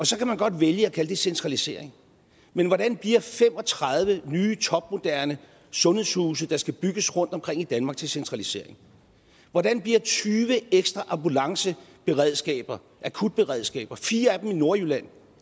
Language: Danish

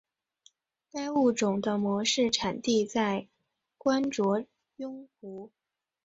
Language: Chinese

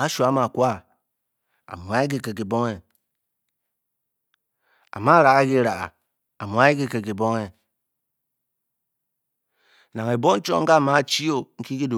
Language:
Bokyi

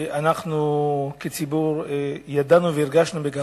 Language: Hebrew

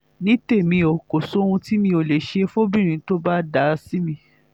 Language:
Yoruba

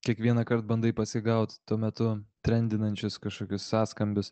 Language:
Lithuanian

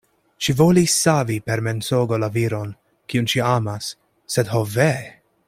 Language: Esperanto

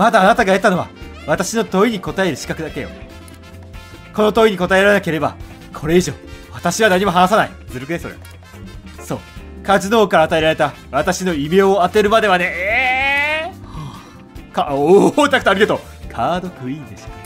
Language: Japanese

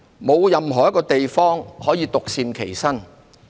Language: Cantonese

